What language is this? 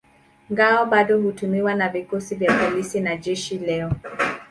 Swahili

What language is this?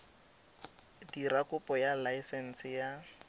Tswana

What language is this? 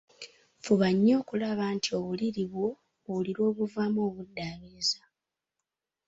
Ganda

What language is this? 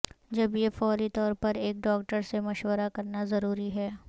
Urdu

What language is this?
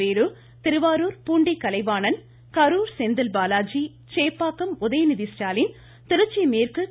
Tamil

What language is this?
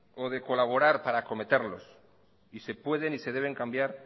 Spanish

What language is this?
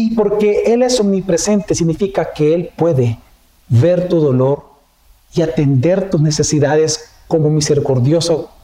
Spanish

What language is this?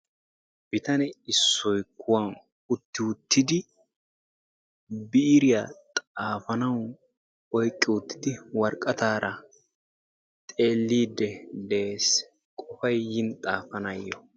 Wolaytta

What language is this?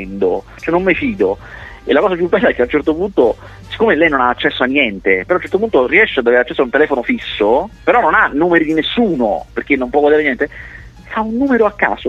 Italian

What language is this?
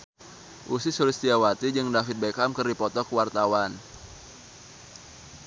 Sundanese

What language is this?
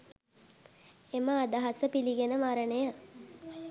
Sinhala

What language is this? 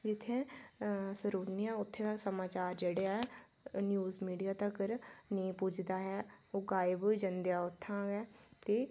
Dogri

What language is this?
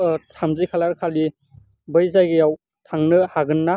Bodo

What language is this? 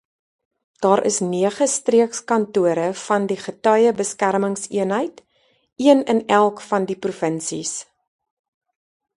Afrikaans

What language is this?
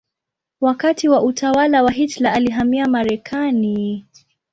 Swahili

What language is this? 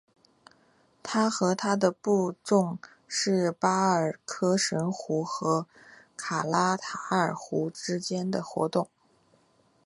Chinese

